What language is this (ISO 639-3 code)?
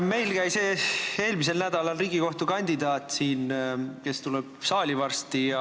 est